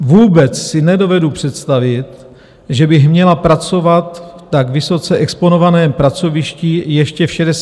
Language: Czech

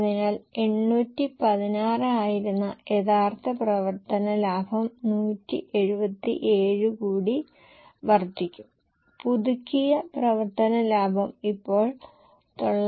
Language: Malayalam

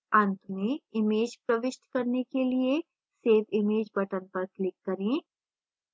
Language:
Hindi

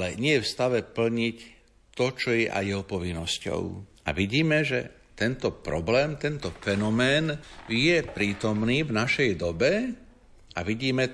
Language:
Slovak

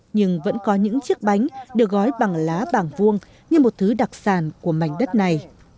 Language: Vietnamese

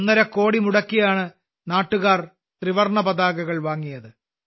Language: Malayalam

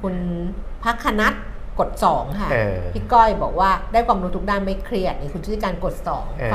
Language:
Thai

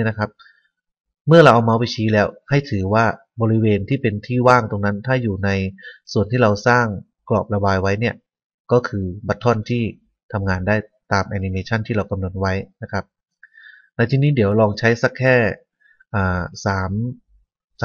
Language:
Thai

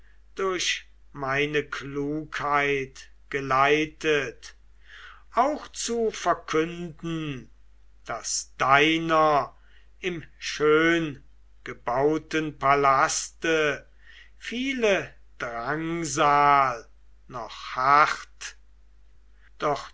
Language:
German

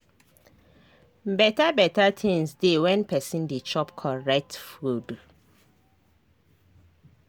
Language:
Nigerian Pidgin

